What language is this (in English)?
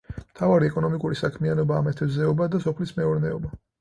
Georgian